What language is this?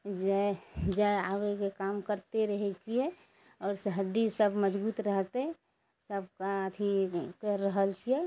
Maithili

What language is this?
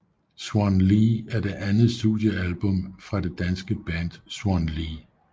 Danish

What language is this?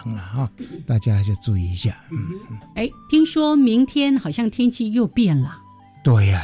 Chinese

